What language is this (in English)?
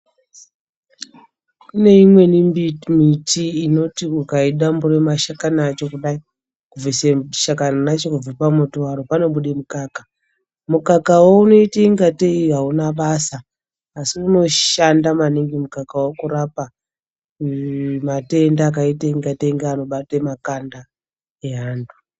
Ndau